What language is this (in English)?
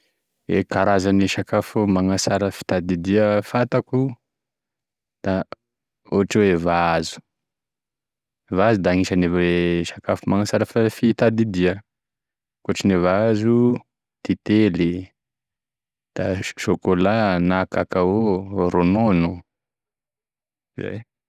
Tesaka Malagasy